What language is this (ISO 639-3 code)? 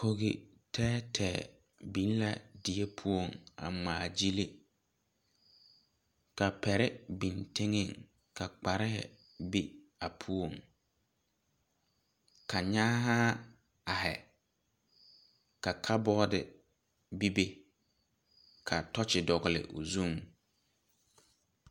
dga